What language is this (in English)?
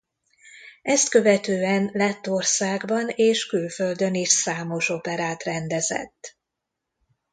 Hungarian